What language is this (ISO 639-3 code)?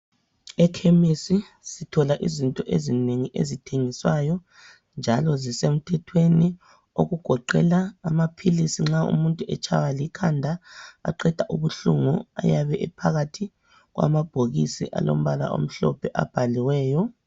nde